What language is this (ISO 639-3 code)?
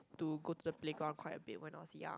eng